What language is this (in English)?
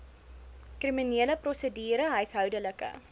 Afrikaans